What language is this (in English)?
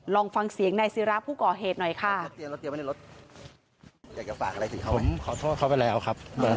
Thai